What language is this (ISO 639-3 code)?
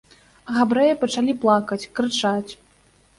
bel